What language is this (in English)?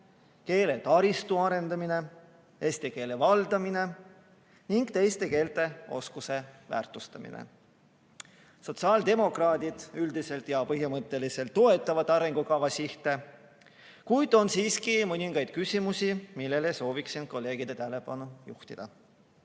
Estonian